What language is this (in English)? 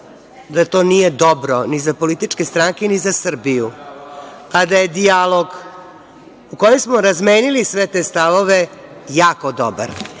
Serbian